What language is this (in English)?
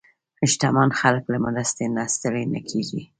Pashto